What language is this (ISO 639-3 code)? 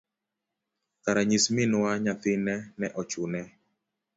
luo